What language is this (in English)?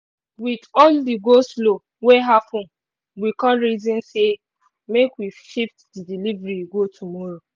Nigerian Pidgin